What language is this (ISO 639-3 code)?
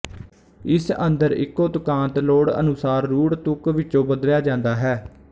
pan